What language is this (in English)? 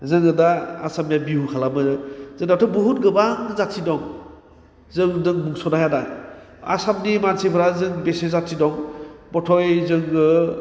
Bodo